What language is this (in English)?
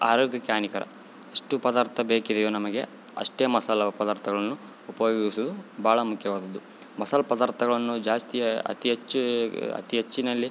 Kannada